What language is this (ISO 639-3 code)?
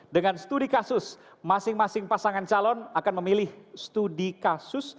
ind